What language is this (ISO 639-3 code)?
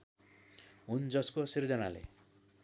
nep